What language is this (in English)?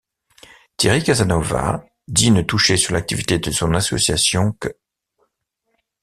French